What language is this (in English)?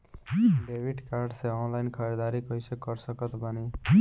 Bhojpuri